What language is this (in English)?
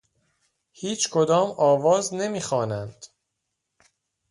Persian